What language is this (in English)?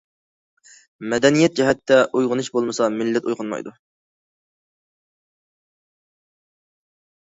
Uyghur